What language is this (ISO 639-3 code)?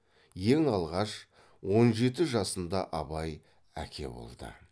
kaz